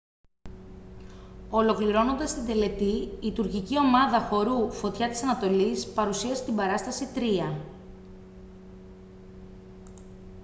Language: Greek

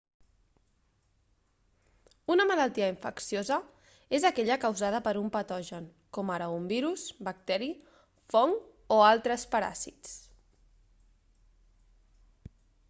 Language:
Catalan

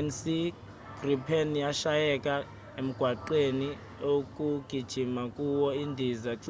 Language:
Zulu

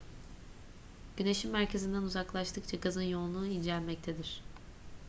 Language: Turkish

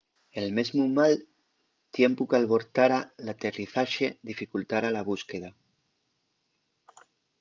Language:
Asturian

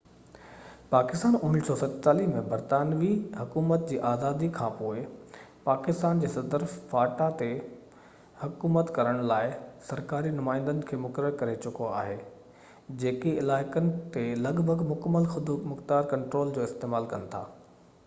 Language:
Sindhi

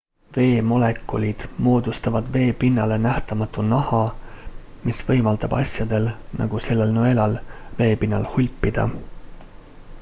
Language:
Estonian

